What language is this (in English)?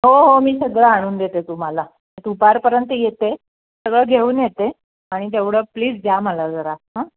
Marathi